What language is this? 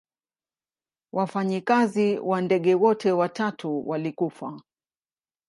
Swahili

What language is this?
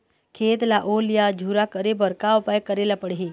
Chhattisgarhi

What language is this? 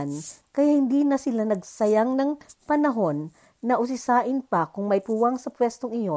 Filipino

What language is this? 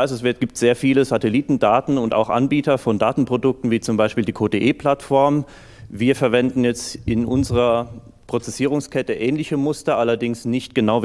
German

